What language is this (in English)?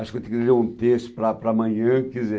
Portuguese